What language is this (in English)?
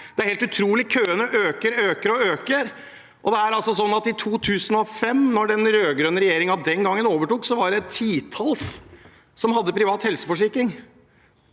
Norwegian